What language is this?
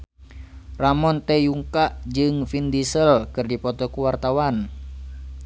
Sundanese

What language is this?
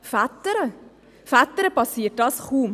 Swiss German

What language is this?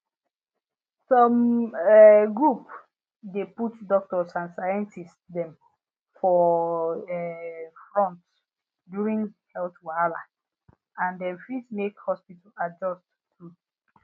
Nigerian Pidgin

